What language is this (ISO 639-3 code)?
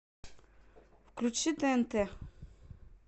rus